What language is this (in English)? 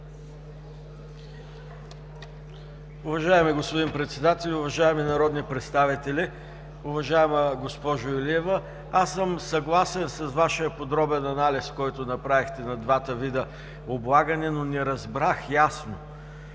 Bulgarian